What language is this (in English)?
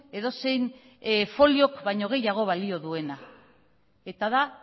Basque